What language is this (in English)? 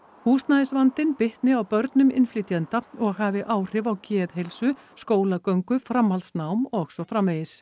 Icelandic